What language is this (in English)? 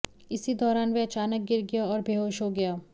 Hindi